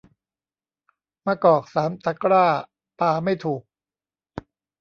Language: Thai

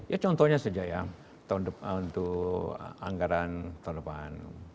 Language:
Indonesian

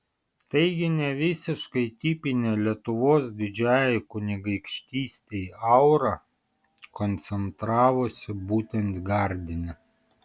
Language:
Lithuanian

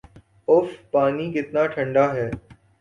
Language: Urdu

